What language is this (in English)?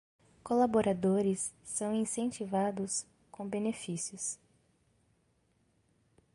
Portuguese